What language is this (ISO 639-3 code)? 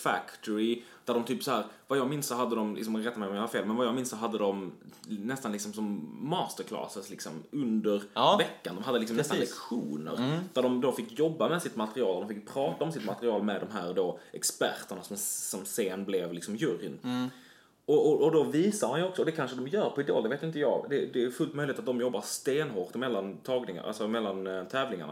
swe